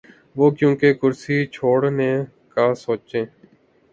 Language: Urdu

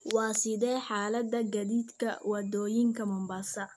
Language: Somali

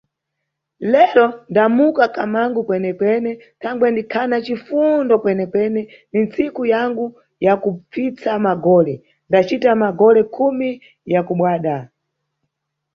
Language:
Nyungwe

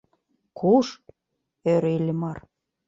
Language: Mari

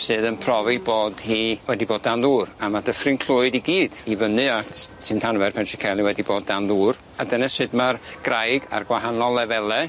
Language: Welsh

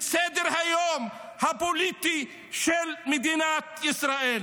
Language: Hebrew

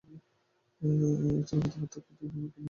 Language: Bangla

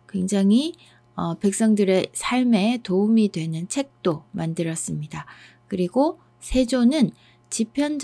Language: Korean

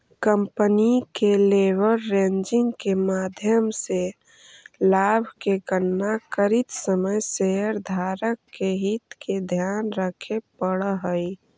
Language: Magahi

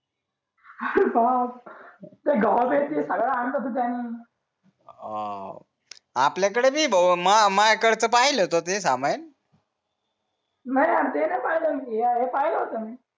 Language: Marathi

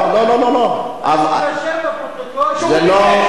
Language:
Hebrew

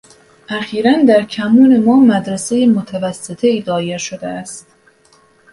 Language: Persian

